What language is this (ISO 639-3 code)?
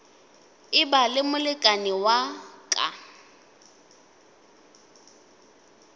nso